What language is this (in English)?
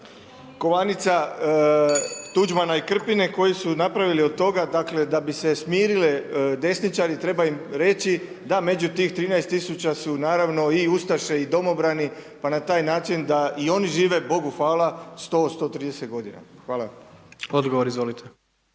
Croatian